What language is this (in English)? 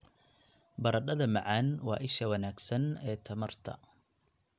Somali